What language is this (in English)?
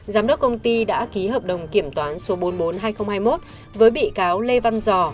Vietnamese